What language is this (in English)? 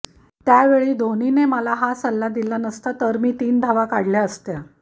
Marathi